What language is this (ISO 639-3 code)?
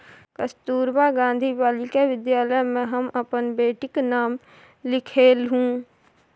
mai